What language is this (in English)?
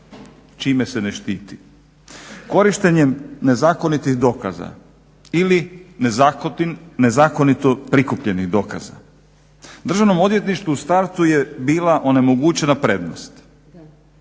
Croatian